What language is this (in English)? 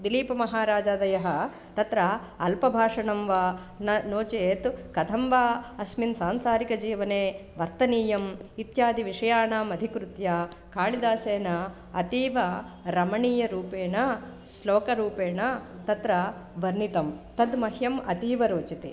Sanskrit